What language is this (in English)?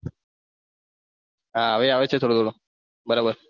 Gujarati